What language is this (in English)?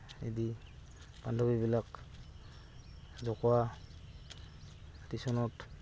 Assamese